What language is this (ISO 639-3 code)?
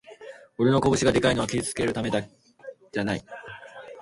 jpn